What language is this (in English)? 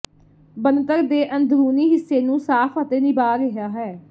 Punjabi